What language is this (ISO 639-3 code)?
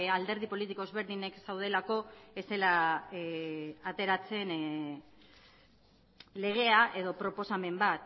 eus